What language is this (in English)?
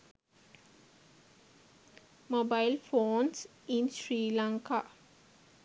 Sinhala